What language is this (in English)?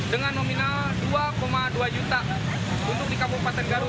Indonesian